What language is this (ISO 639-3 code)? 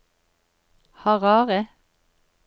nor